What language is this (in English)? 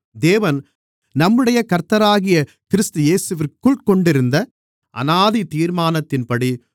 Tamil